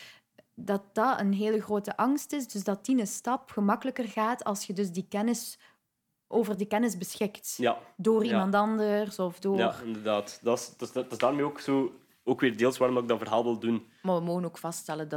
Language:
Dutch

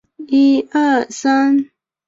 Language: Chinese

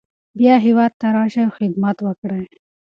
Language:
Pashto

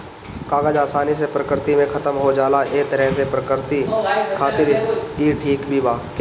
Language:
Bhojpuri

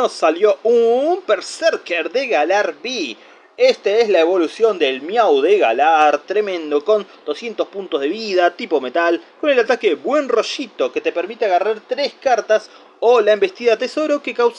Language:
Spanish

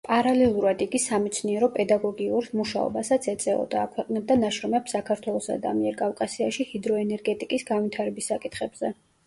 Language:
Georgian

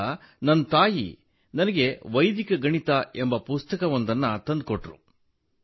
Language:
Kannada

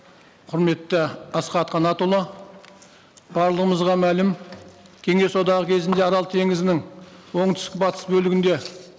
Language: Kazakh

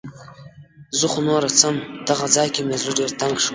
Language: Pashto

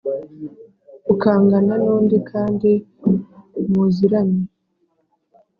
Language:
Kinyarwanda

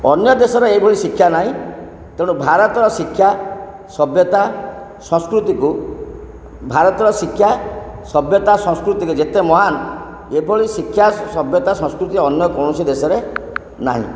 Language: Odia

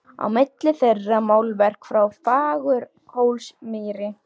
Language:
Icelandic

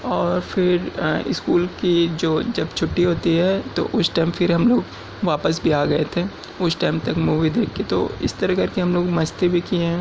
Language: Urdu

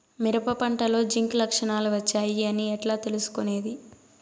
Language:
Telugu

